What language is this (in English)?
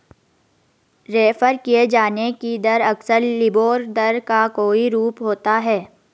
Hindi